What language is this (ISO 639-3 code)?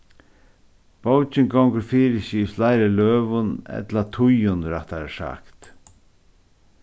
fao